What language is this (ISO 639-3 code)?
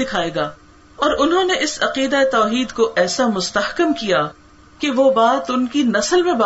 urd